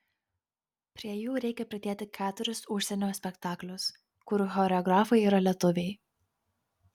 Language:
Lithuanian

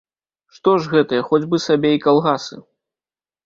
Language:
Belarusian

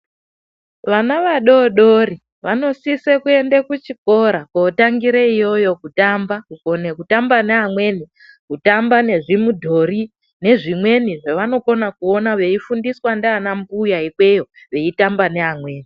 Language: Ndau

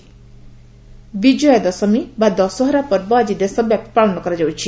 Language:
Odia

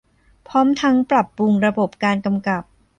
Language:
Thai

